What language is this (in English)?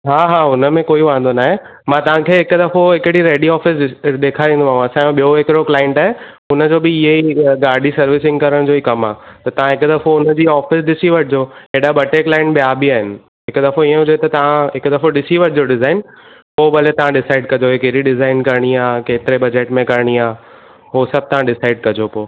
Sindhi